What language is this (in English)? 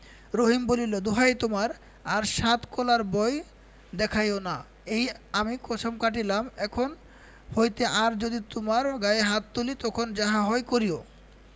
Bangla